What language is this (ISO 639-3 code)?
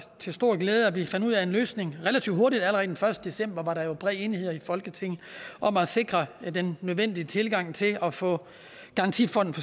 dan